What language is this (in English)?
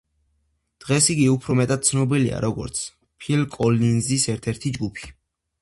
Georgian